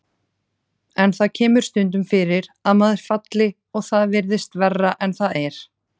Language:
Icelandic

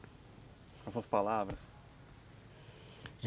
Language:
Portuguese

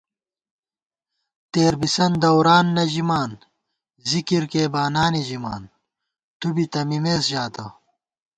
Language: Gawar-Bati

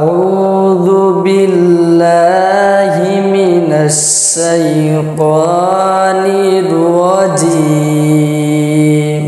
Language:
Arabic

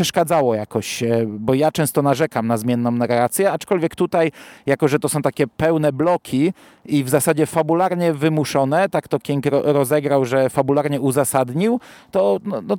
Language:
Polish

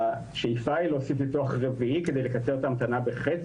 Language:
Hebrew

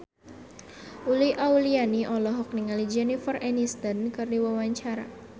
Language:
Sundanese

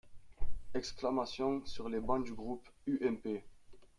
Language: French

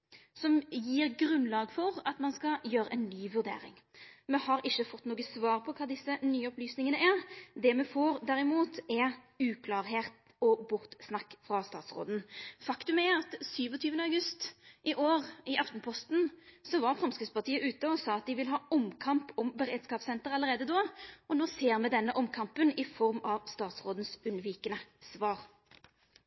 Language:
Norwegian Nynorsk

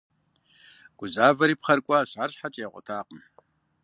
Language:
Kabardian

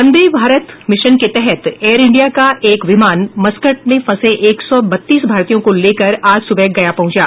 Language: Hindi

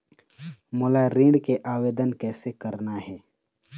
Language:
Chhattisgarhi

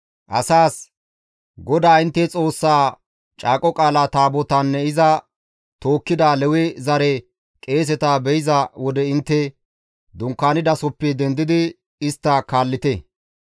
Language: Gamo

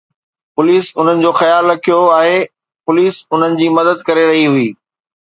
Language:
Sindhi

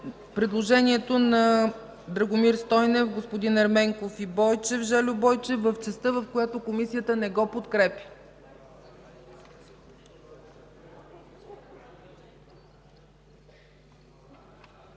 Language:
Bulgarian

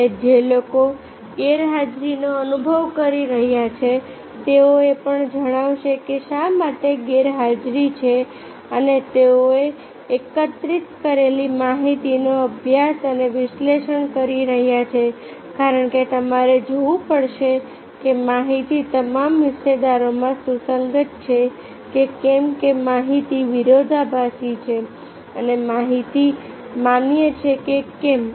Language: Gujarati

